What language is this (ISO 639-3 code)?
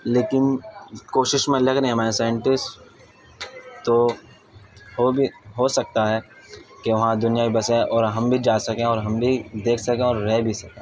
urd